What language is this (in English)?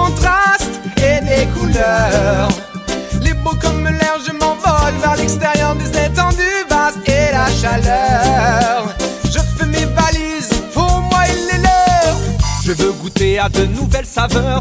French